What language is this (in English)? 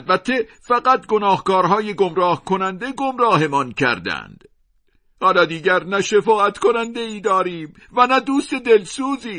Persian